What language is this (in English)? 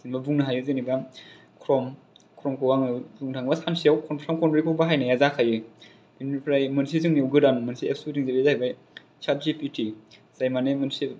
Bodo